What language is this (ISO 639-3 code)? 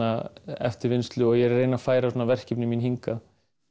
isl